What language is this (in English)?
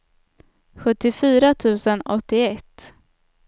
Swedish